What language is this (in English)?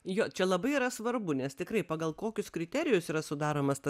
Lithuanian